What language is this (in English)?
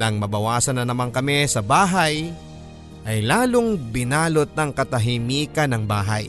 Filipino